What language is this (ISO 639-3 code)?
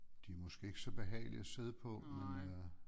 dan